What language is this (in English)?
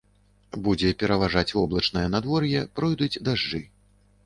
Belarusian